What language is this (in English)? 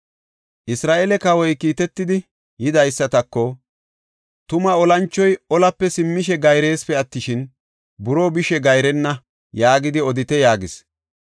Gofa